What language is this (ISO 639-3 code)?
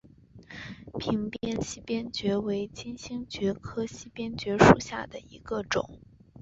zho